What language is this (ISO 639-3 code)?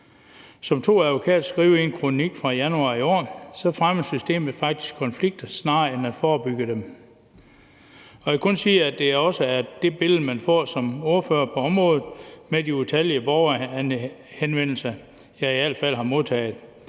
dan